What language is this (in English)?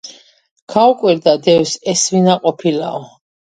Georgian